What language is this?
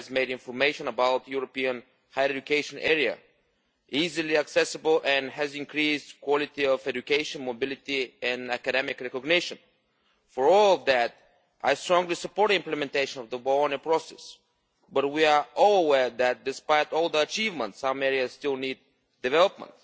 English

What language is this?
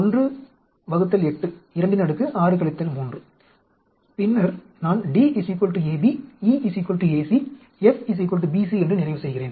Tamil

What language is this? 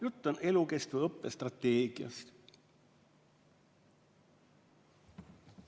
Estonian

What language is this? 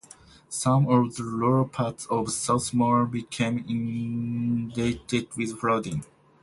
English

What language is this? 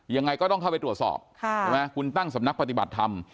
Thai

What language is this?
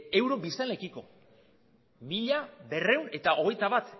Basque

